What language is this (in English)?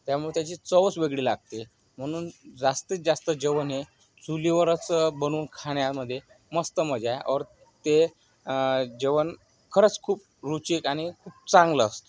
Marathi